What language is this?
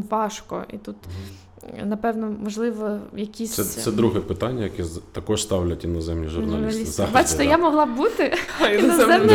Ukrainian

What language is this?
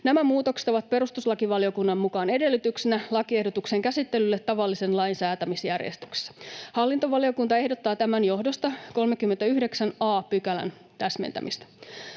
Finnish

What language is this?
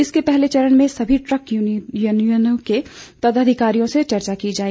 Hindi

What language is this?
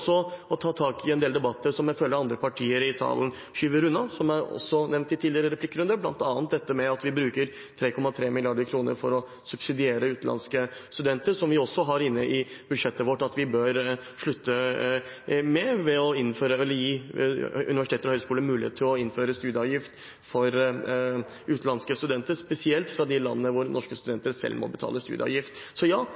Norwegian Bokmål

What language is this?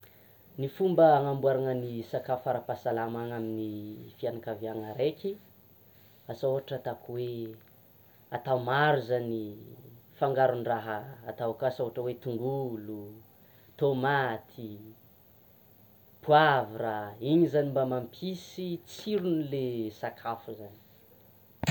Tsimihety Malagasy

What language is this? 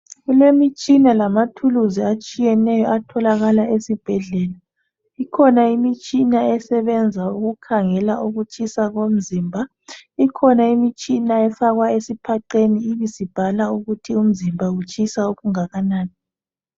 North Ndebele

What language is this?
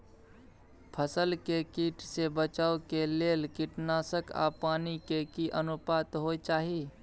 Maithili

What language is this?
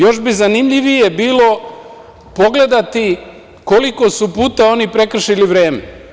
Serbian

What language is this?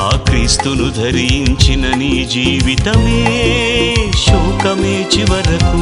Telugu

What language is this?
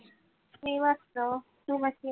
Marathi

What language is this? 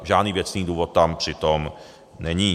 Czech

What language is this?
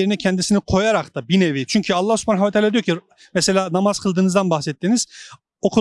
Turkish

